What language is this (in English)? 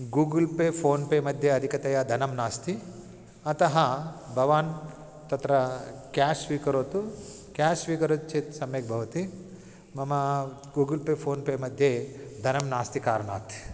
Sanskrit